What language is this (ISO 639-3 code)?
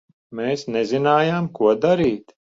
lav